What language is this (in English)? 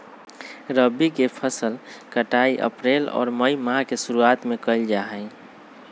Magahi